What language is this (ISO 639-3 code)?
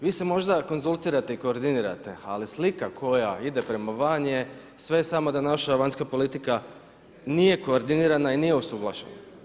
hrv